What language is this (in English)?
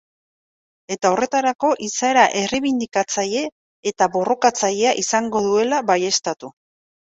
Basque